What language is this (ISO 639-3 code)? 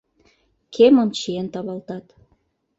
chm